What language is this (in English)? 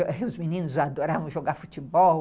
Portuguese